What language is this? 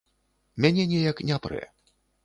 Belarusian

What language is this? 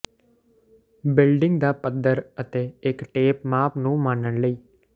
Punjabi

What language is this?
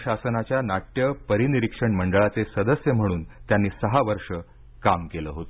Marathi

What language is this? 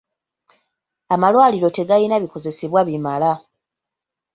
Ganda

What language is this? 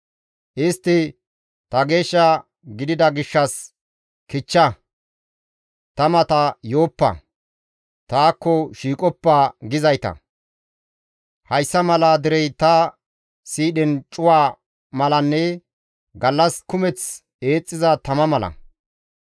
Gamo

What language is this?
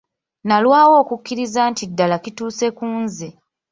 Ganda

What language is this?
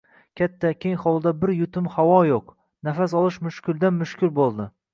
Uzbek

